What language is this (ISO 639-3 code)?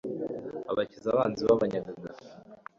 kin